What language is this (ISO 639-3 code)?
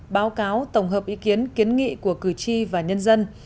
vie